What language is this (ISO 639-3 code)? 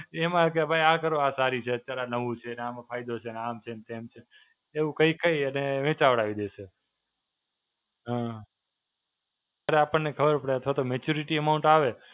guj